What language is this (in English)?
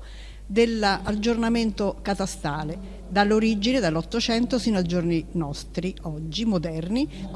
Italian